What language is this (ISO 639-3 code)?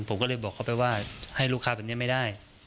tha